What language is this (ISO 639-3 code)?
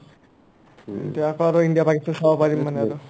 asm